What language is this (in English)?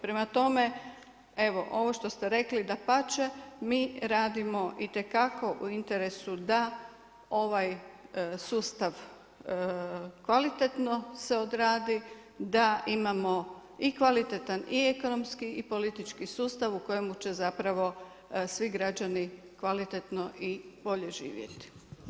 Croatian